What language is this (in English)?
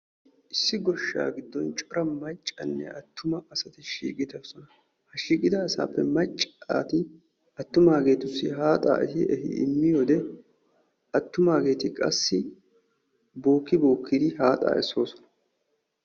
Wolaytta